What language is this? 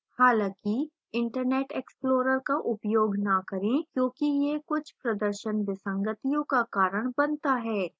Hindi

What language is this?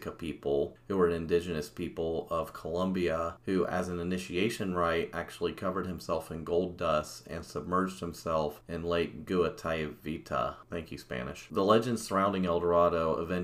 English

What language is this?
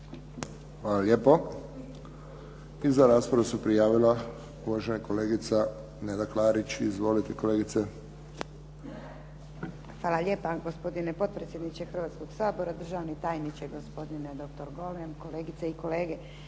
Croatian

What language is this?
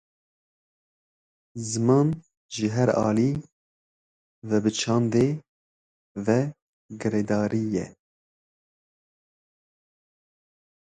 Kurdish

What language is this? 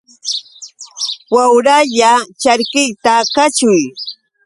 Yauyos Quechua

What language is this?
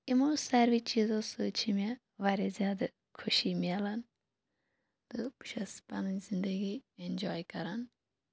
Kashmiri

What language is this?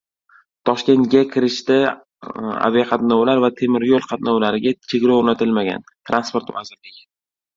Uzbek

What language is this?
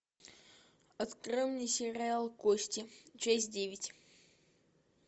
Russian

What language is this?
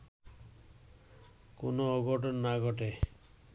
Bangla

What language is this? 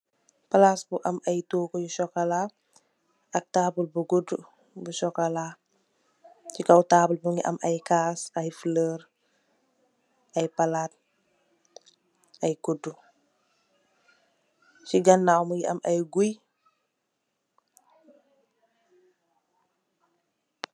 Wolof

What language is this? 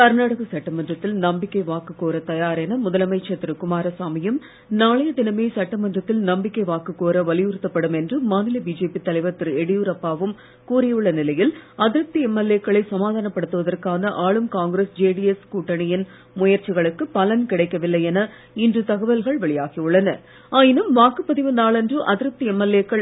Tamil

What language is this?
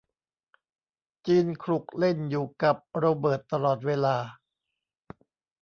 Thai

